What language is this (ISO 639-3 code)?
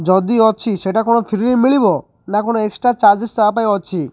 ori